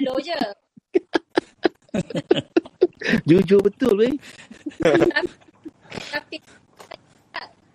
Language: Malay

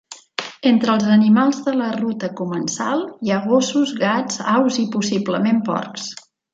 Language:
Catalan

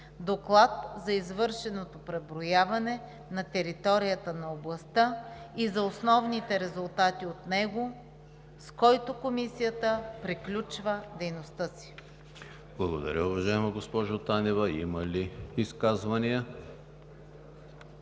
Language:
Bulgarian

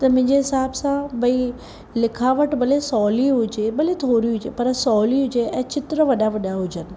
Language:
Sindhi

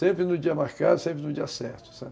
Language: Portuguese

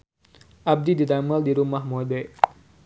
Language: Sundanese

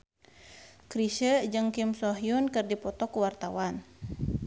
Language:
Sundanese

